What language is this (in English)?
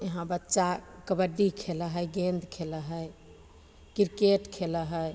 Maithili